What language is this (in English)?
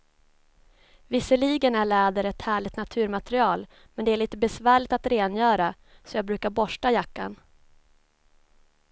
Swedish